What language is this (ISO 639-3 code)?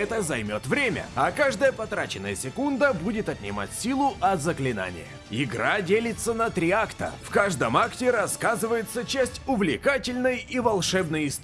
rus